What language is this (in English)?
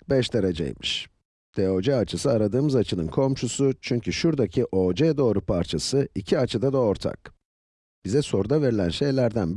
Turkish